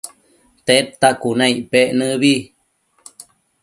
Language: Matsés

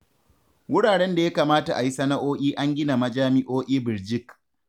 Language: Hausa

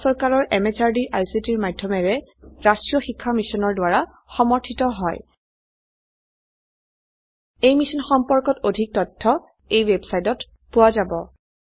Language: Assamese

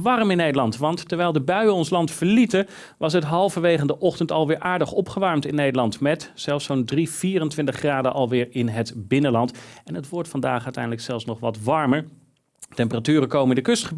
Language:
Dutch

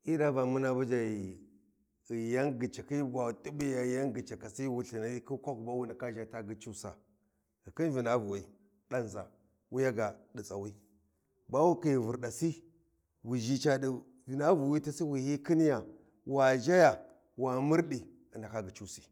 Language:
Warji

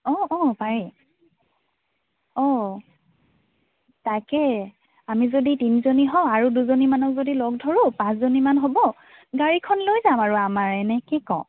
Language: Assamese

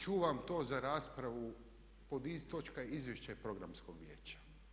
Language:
Croatian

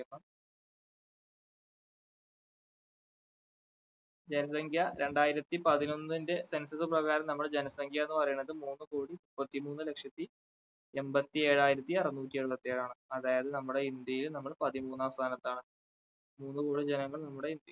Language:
Malayalam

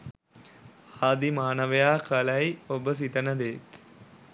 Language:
Sinhala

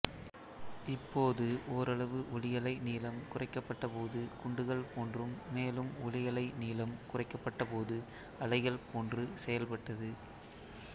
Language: Tamil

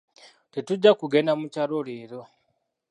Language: Ganda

